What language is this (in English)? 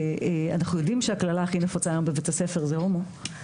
Hebrew